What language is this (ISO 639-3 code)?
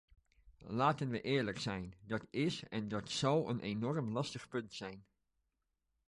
nld